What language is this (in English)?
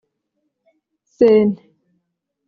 Kinyarwanda